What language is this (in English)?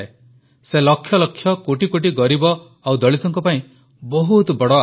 Odia